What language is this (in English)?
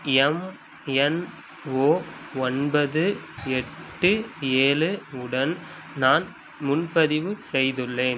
Tamil